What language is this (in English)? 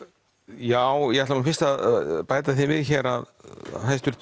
Icelandic